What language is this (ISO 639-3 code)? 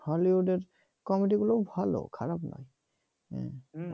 ben